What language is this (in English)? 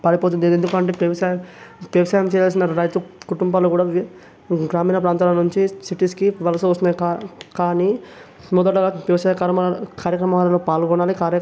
Telugu